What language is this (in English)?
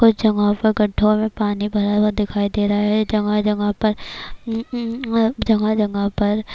Urdu